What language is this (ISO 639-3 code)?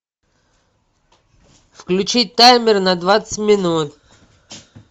rus